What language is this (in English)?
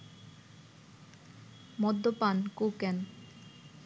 Bangla